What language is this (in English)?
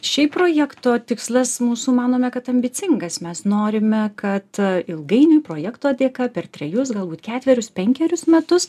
Lithuanian